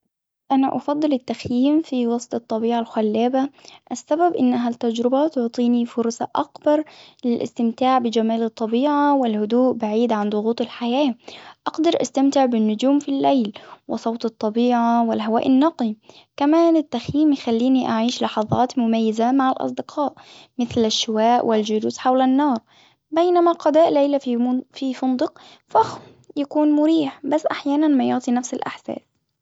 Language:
Hijazi Arabic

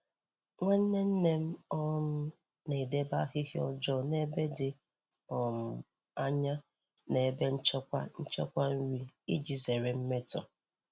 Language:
Igbo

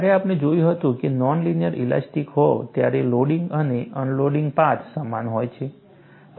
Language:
Gujarati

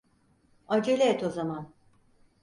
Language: Turkish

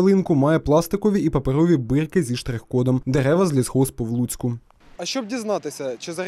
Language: Russian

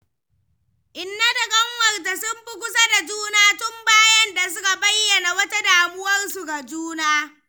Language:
Hausa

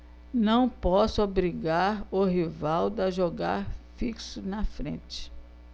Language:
Portuguese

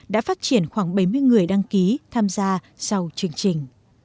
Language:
Vietnamese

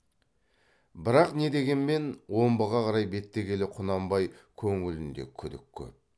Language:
Kazakh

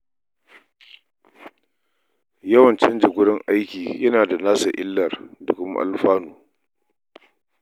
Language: Hausa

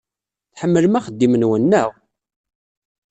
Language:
Kabyle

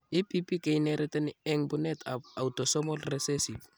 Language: Kalenjin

